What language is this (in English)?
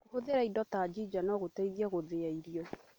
Kikuyu